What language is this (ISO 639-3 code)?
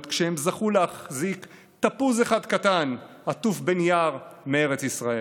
heb